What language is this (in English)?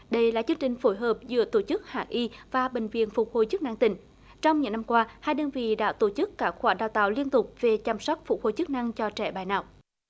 Vietnamese